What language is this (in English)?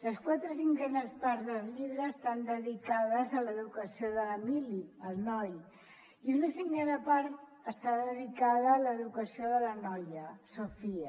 Catalan